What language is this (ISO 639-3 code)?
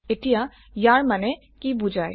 asm